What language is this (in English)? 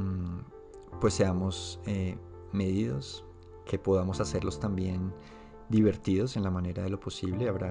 Spanish